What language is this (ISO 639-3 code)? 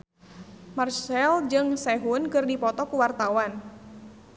sun